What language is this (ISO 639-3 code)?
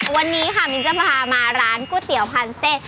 tha